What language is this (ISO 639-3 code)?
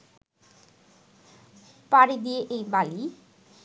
ben